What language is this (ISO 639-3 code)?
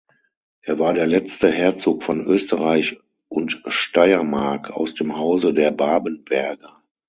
deu